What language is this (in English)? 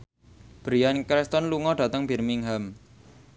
Javanese